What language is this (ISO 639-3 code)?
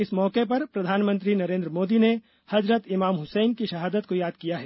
hin